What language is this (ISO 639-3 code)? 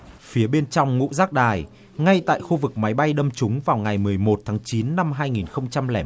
vie